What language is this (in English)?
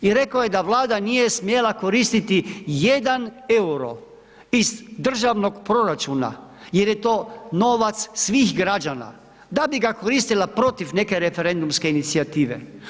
Croatian